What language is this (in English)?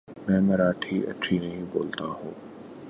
Urdu